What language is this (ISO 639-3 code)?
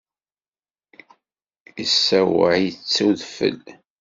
kab